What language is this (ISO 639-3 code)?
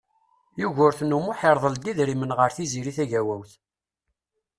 kab